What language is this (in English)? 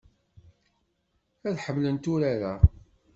Kabyle